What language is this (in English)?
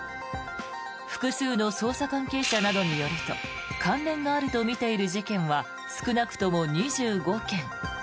Japanese